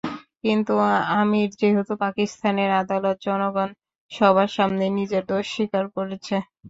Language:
Bangla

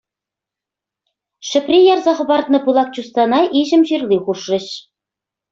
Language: Chuvash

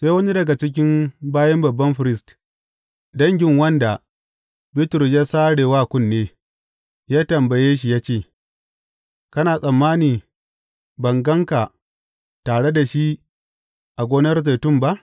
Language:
Hausa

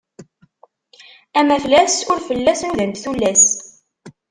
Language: Kabyle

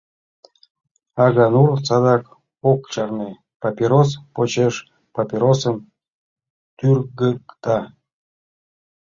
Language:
Mari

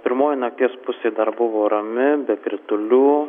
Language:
Lithuanian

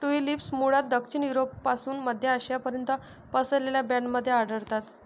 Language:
Marathi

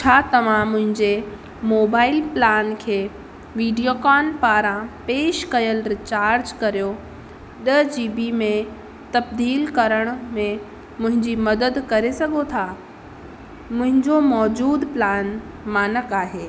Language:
Sindhi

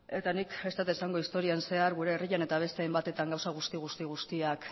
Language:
Basque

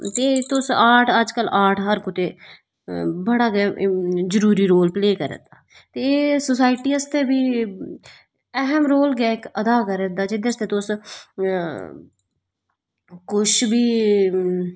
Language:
Dogri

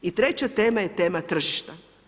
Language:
Croatian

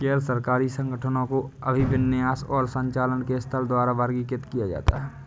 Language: Hindi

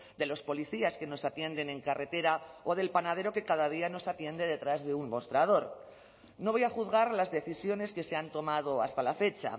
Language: Spanish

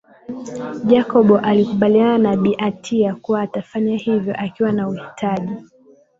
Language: Swahili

